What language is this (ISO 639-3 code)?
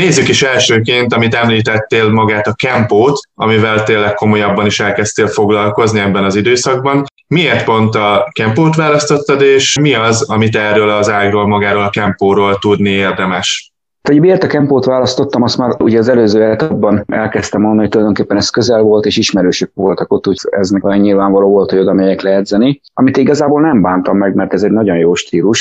hun